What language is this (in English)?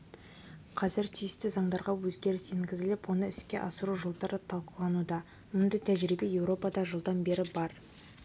Kazakh